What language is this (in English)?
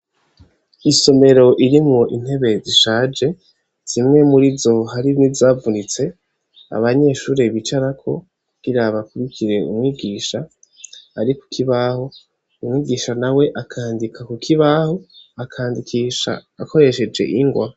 Rundi